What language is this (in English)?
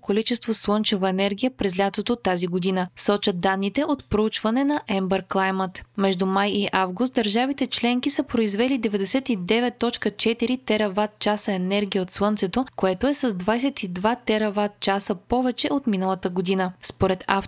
Bulgarian